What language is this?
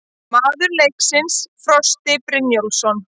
Icelandic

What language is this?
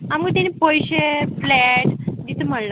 Konkani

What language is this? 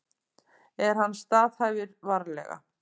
Icelandic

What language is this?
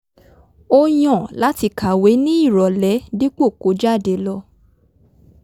Yoruba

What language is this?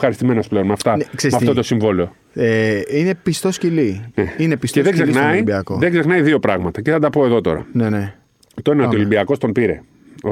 Greek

